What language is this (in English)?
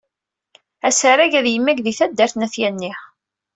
Kabyle